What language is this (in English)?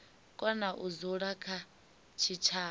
Venda